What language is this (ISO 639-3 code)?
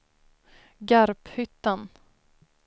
swe